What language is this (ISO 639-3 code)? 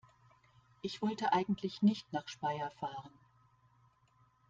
deu